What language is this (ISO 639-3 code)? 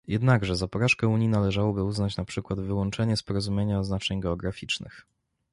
pol